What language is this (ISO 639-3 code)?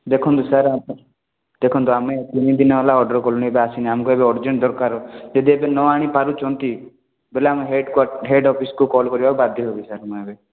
ori